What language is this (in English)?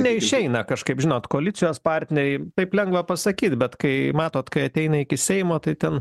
Lithuanian